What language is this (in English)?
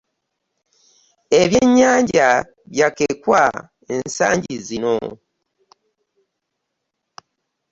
Ganda